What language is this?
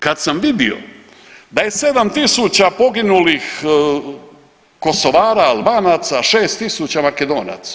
Croatian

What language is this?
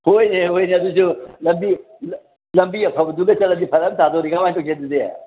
Manipuri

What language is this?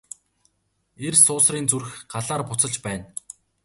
Mongolian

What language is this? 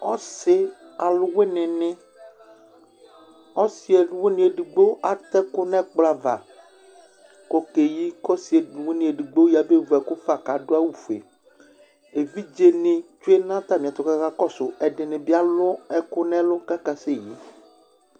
Ikposo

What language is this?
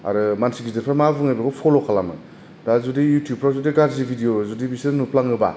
Bodo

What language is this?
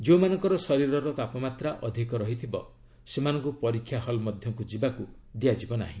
Odia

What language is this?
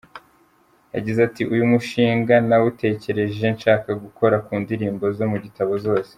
Kinyarwanda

